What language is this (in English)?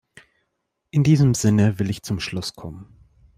German